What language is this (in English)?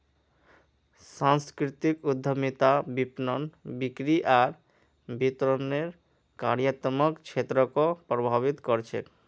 Magahi